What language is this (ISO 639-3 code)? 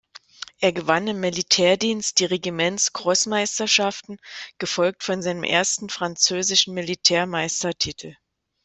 deu